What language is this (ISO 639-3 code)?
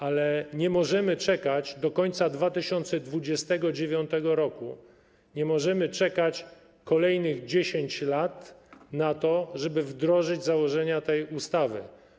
pol